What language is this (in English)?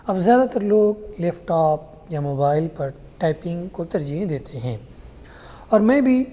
Urdu